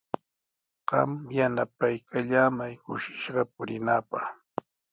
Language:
Sihuas Ancash Quechua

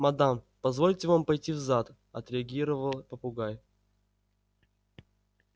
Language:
Russian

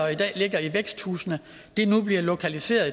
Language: Danish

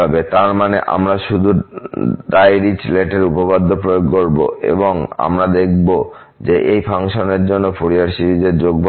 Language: Bangla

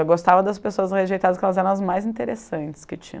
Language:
Portuguese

